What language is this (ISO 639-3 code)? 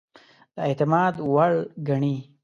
pus